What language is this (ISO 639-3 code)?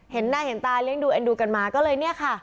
tha